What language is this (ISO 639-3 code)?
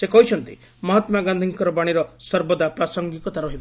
ori